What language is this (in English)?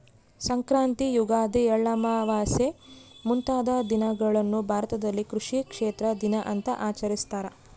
Kannada